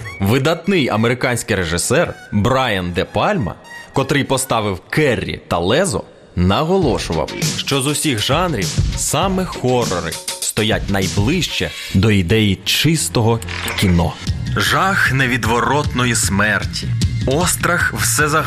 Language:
Ukrainian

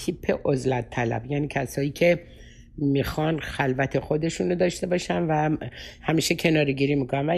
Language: Persian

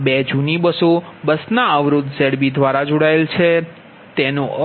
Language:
Gujarati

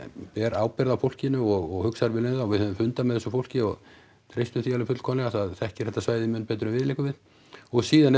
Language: Icelandic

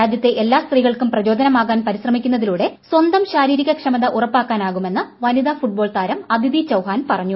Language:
Malayalam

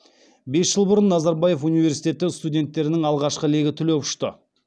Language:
Kazakh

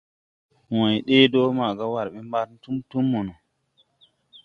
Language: Tupuri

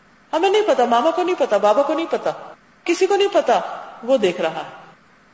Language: Urdu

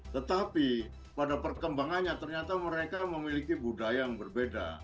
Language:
Indonesian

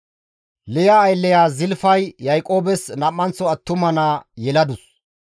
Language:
Gamo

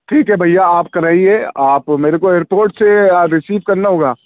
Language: Urdu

